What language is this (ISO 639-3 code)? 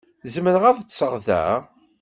kab